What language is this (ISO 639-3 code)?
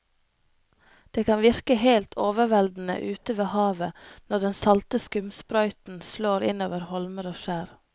nor